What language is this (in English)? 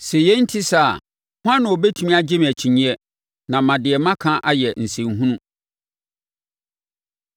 Akan